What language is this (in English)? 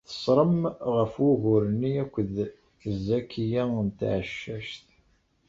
Kabyle